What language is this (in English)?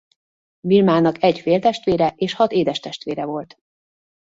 Hungarian